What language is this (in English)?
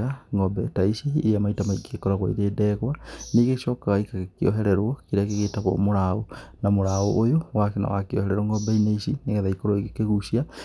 Kikuyu